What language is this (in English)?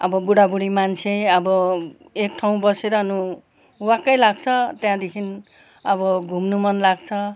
Nepali